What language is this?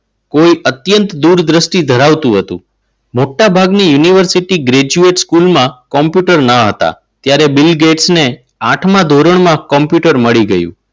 Gujarati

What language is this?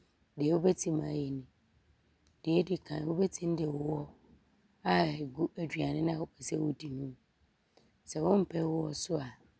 Abron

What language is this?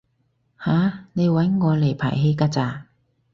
Cantonese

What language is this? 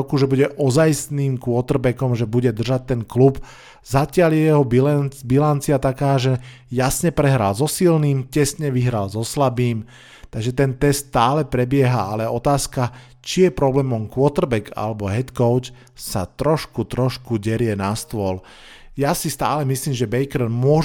Slovak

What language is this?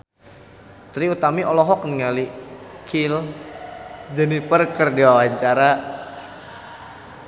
Sundanese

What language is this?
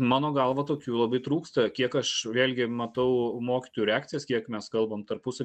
Lithuanian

